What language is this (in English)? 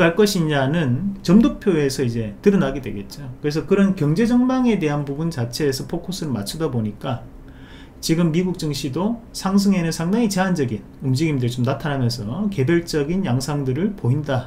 Korean